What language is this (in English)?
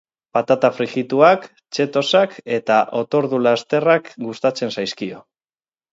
Basque